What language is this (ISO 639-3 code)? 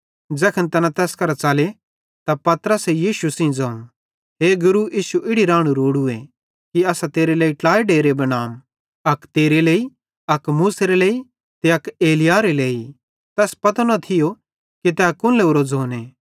bhd